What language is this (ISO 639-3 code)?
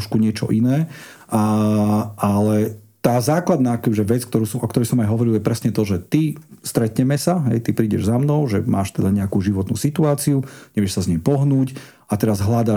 slk